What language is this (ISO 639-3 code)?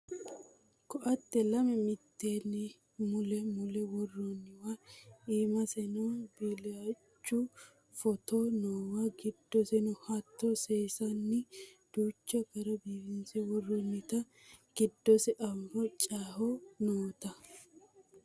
sid